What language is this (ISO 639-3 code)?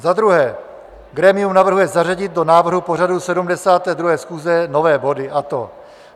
ces